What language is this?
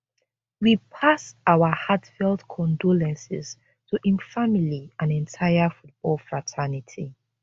Nigerian Pidgin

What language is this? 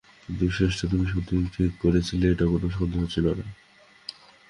Bangla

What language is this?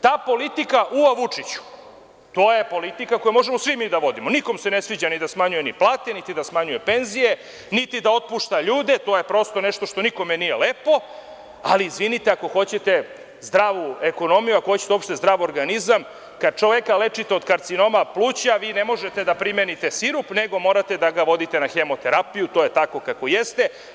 Serbian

